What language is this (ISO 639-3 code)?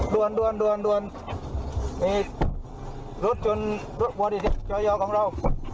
tha